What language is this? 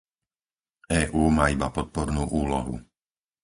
Slovak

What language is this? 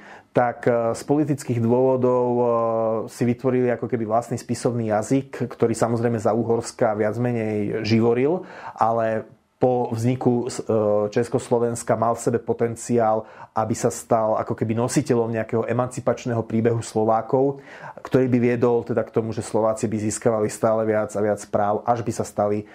Slovak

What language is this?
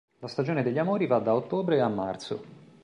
Italian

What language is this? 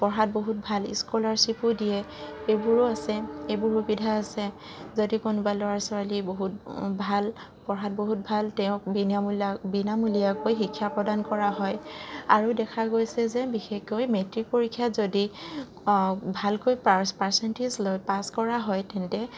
Assamese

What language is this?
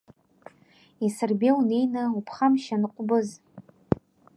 Abkhazian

